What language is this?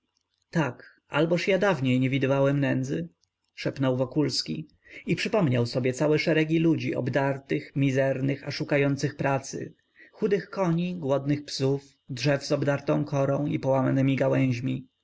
Polish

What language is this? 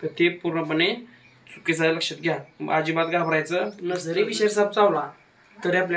Romanian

